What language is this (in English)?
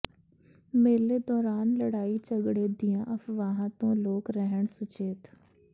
Punjabi